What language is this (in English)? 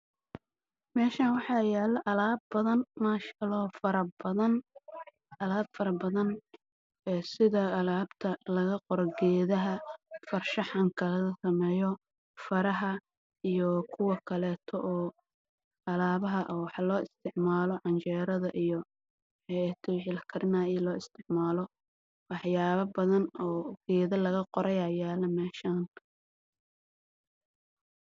Somali